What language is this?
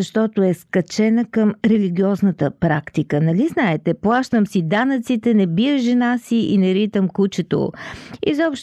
Bulgarian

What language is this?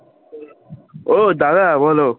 Bangla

